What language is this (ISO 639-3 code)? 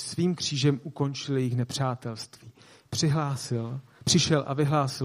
ces